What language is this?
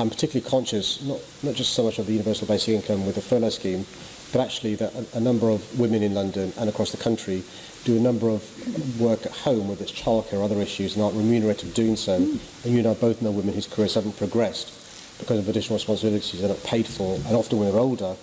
English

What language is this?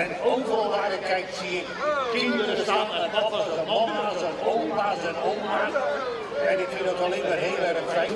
Dutch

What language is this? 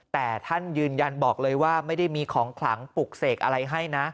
Thai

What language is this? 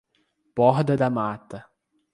Portuguese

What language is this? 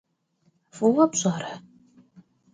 Kabardian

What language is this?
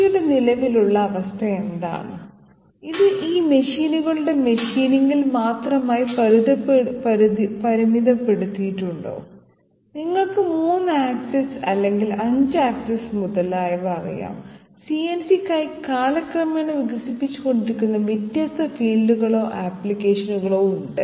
Malayalam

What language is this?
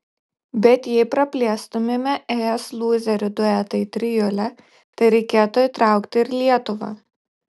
Lithuanian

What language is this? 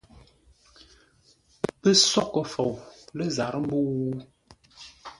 Ngombale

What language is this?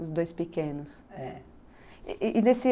Portuguese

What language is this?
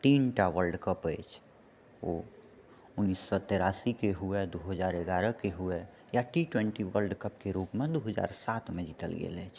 Maithili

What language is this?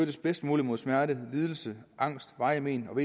Danish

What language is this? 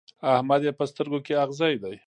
Pashto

